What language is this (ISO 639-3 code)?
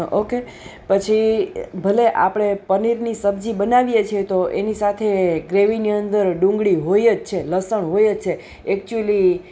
guj